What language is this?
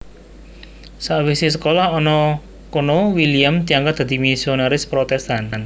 Javanese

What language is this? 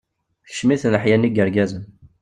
Kabyle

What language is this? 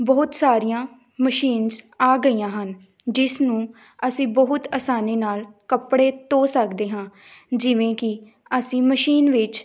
Punjabi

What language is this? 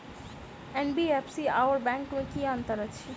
Maithili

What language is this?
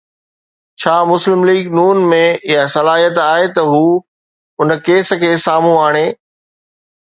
Sindhi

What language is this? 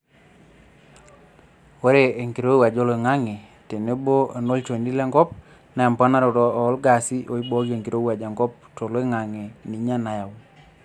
Masai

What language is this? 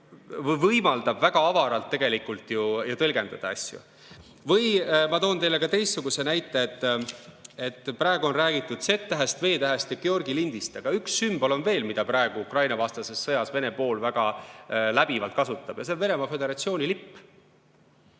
Estonian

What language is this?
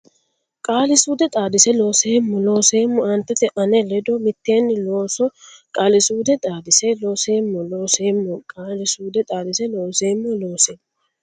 Sidamo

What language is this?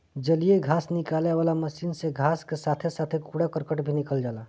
Bhojpuri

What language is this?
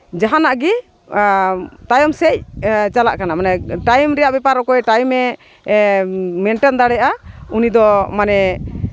Santali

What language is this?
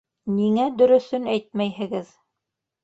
Bashkir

